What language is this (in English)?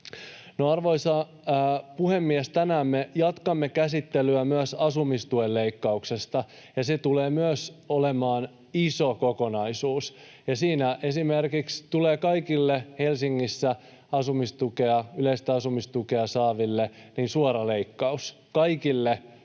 Finnish